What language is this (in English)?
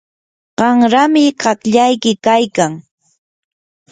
Yanahuanca Pasco Quechua